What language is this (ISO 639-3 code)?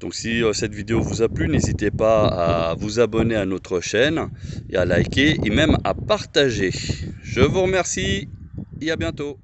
fra